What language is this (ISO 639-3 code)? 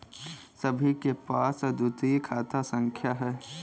hin